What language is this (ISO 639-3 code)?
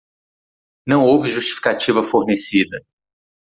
por